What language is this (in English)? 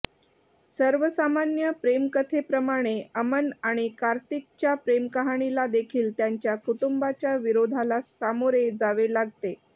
Marathi